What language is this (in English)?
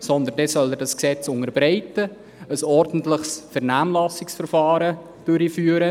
Swiss German